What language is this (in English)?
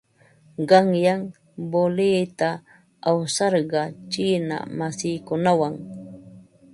Ambo-Pasco Quechua